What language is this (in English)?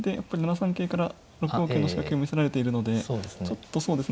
Japanese